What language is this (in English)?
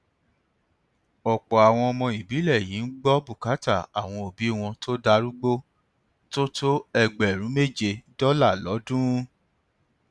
Yoruba